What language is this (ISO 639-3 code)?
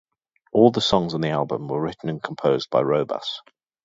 eng